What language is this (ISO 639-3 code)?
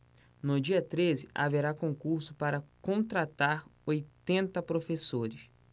por